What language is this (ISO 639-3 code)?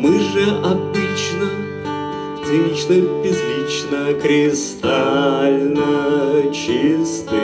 rus